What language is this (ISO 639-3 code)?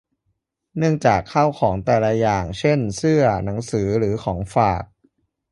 tha